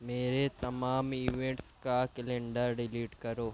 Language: Urdu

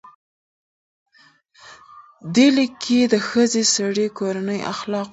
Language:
Pashto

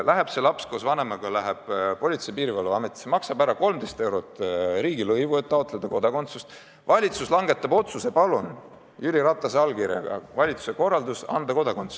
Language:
Estonian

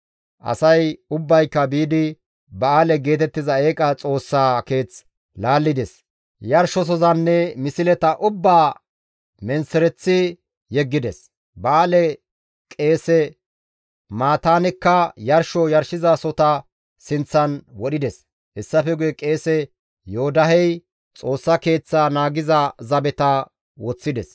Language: Gamo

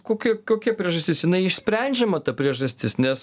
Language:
Lithuanian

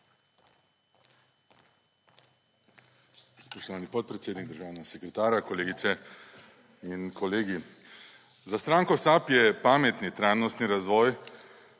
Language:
Slovenian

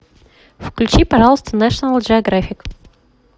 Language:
Russian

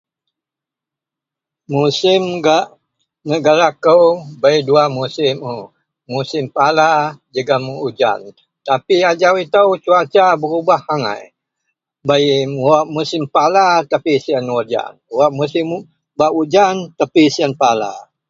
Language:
Central Melanau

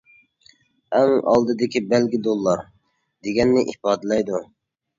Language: Uyghur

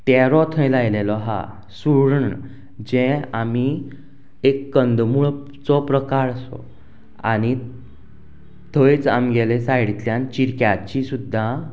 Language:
Konkani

